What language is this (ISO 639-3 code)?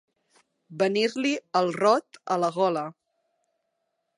cat